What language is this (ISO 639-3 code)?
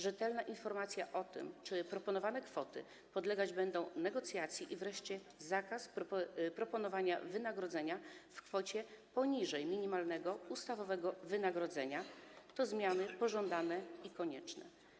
pol